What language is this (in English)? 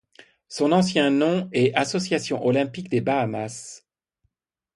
French